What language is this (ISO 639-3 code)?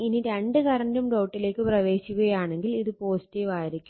mal